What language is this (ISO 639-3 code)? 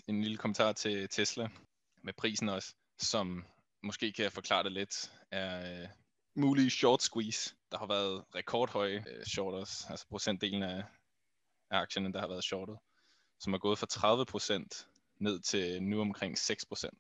dan